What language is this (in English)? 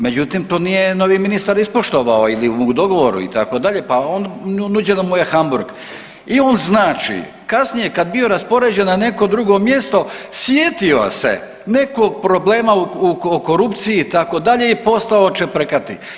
Croatian